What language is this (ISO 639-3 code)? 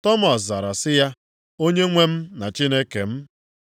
ibo